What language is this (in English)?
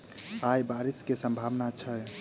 Maithili